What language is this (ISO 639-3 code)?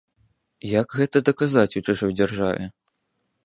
bel